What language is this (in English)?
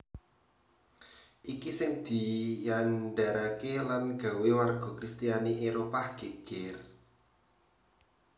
Javanese